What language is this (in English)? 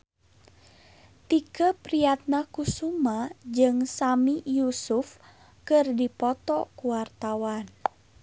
Sundanese